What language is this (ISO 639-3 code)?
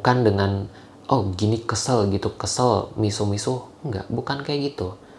ind